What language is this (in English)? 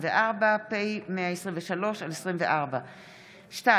Hebrew